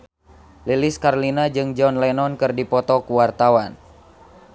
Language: Sundanese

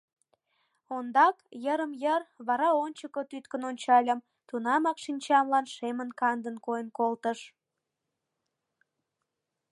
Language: Mari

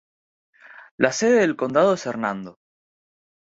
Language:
Spanish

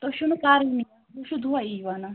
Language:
Kashmiri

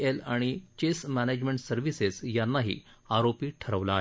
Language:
Marathi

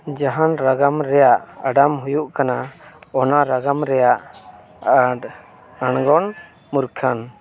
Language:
Santali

